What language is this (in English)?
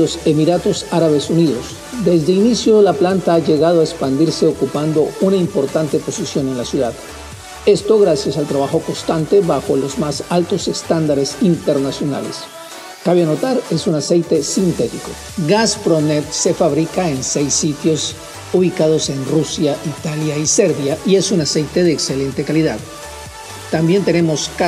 Spanish